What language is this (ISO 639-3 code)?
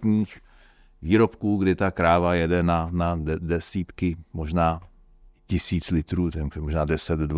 ces